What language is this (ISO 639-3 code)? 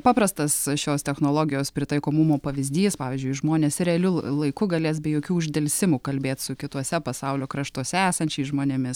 lit